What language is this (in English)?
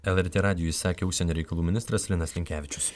Lithuanian